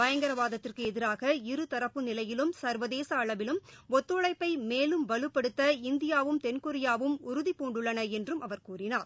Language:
Tamil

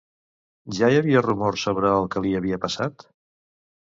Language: Catalan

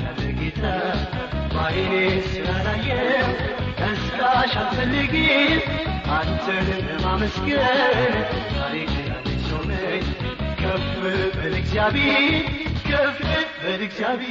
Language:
Amharic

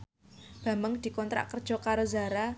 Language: Javanese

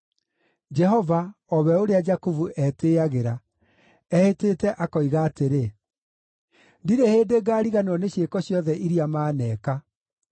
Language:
Kikuyu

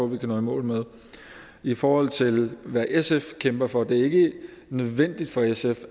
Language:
Danish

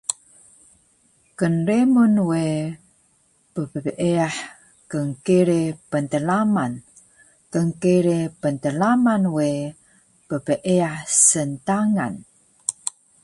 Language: Taroko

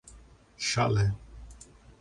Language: Portuguese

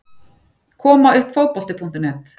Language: Icelandic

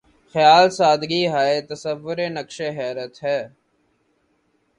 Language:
Urdu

